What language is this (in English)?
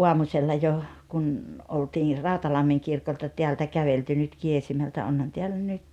Finnish